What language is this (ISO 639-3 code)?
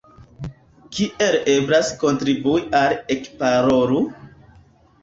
epo